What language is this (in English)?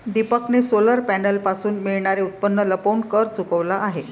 Marathi